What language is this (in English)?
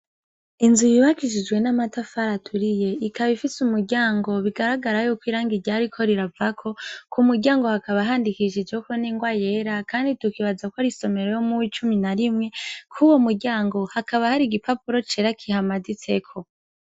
Rundi